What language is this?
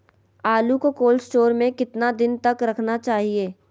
Magahi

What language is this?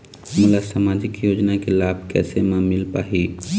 Chhattisgarhi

